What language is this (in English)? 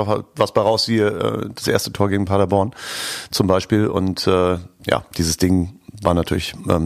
German